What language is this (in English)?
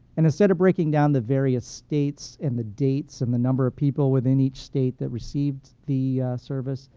English